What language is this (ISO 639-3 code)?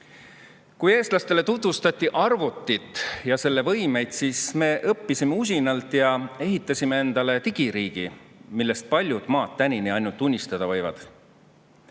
est